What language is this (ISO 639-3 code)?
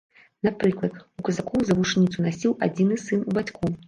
bel